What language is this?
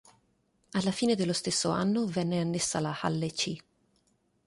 Italian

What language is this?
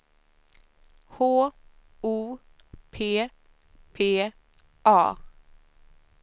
Swedish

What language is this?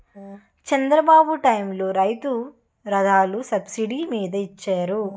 Telugu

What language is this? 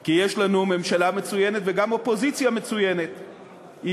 Hebrew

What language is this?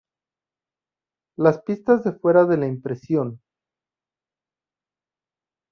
Spanish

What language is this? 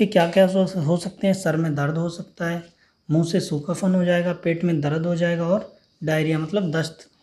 Hindi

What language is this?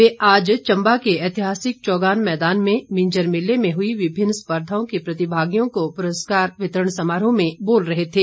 Hindi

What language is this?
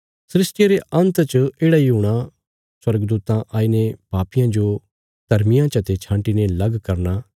Bilaspuri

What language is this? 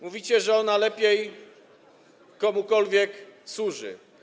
Polish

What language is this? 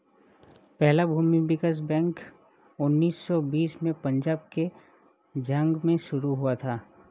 Hindi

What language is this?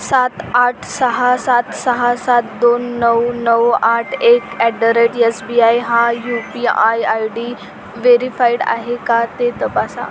Marathi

